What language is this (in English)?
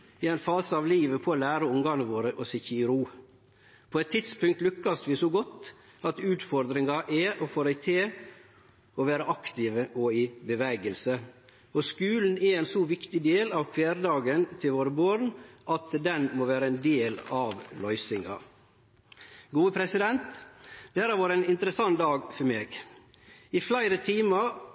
Norwegian Nynorsk